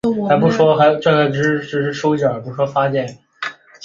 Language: Chinese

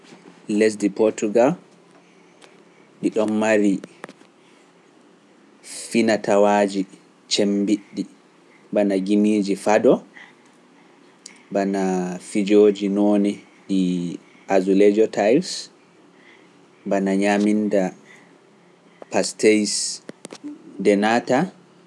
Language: Pular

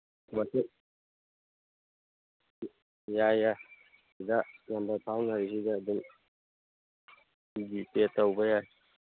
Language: Manipuri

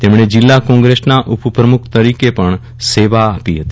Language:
Gujarati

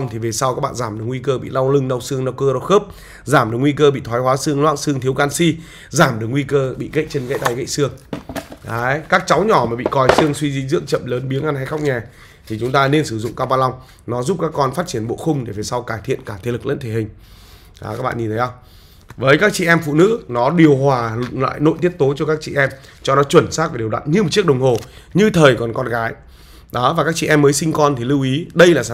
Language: Vietnamese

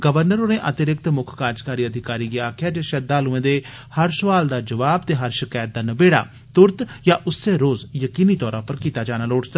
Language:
Dogri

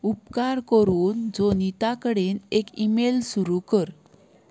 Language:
Konkani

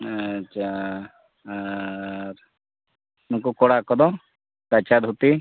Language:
Santali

